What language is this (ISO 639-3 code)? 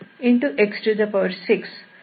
kan